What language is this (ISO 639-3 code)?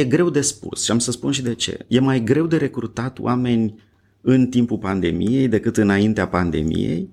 ron